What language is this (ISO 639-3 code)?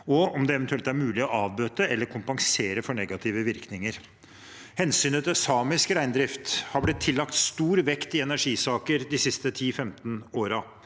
nor